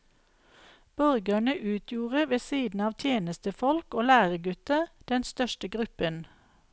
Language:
Norwegian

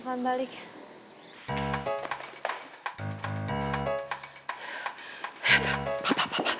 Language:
Indonesian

